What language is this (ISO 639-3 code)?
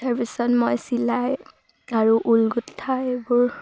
asm